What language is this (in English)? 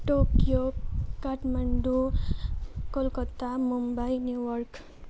Nepali